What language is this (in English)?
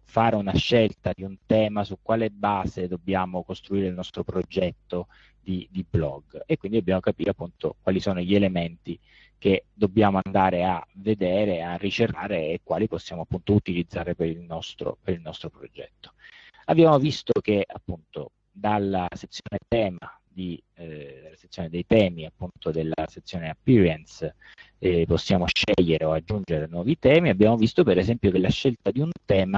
Italian